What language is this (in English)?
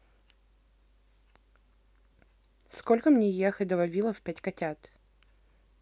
Russian